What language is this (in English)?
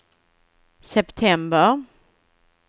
Swedish